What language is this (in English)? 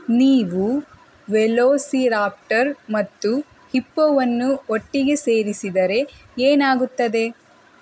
Kannada